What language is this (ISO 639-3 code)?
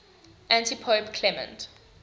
eng